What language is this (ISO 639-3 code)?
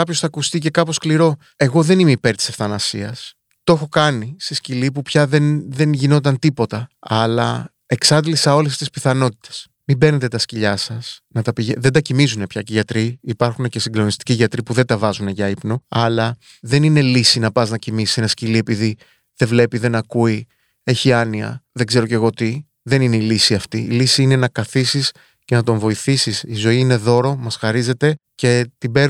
ell